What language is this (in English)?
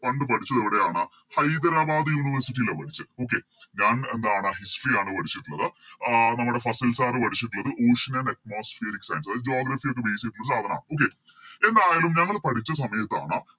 Malayalam